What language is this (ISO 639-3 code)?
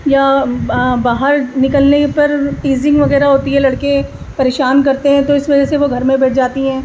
urd